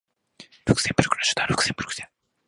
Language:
Japanese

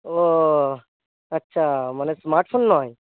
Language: Bangla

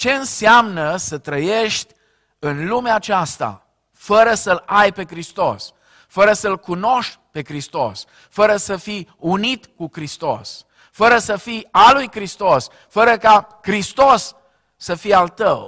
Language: Romanian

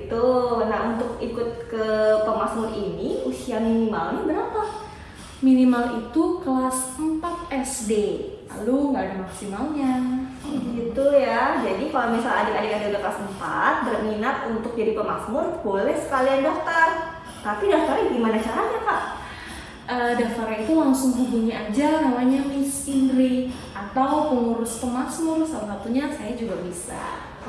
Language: Indonesian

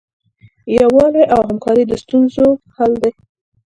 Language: Pashto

